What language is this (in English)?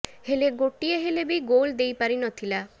Odia